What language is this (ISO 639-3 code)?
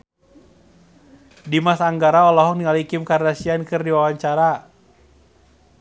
sun